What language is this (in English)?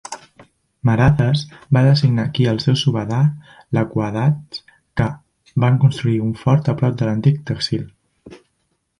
Catalan